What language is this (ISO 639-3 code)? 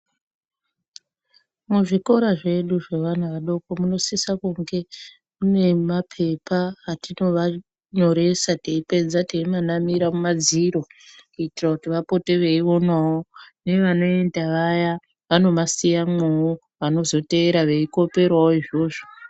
ndc